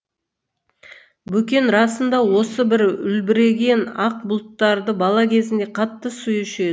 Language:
Kazakh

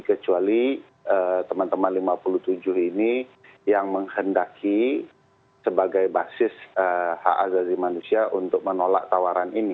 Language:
Indonesian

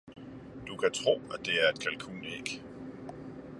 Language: Danish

